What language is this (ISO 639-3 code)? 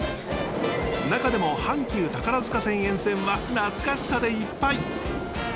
jpn